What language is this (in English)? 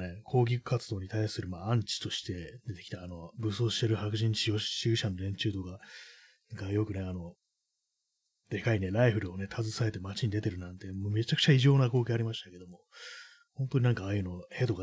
Japanese